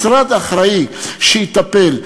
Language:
Hebrew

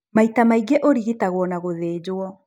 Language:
Kikuyu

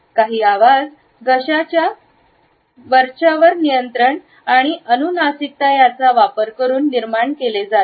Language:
Marathi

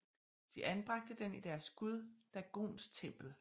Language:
Danish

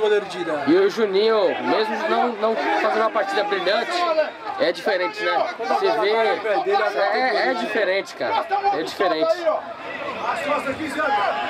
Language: Portuguese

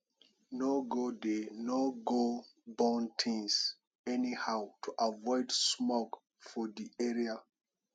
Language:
Nigerian Pidgin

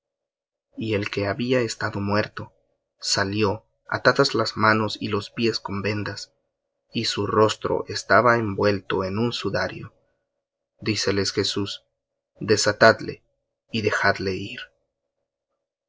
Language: Spanish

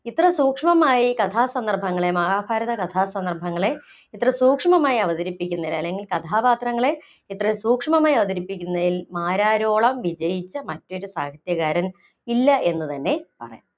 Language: Malayalam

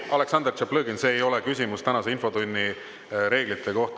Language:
Estonian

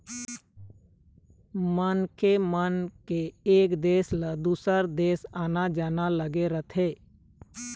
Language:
Chhattisgarhi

